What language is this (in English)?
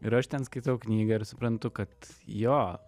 Lithuanian